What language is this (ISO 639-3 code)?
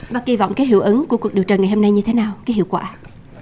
vie